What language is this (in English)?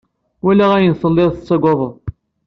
Kabyle